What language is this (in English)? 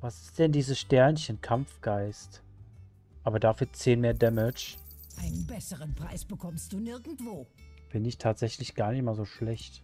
German